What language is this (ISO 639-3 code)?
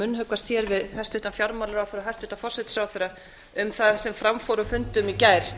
isl